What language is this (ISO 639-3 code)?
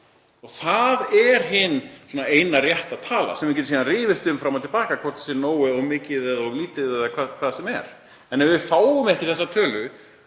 isl